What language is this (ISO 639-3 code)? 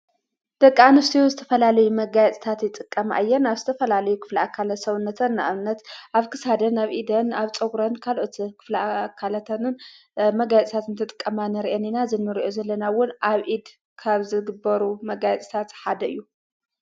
tir